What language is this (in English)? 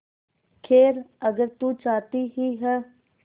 Hindi